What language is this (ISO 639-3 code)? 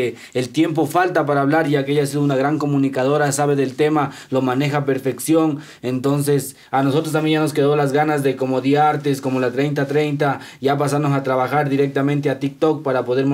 spa